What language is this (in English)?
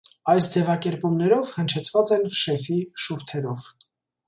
Armenian